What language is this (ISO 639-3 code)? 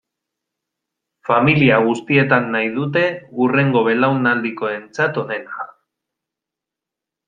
eus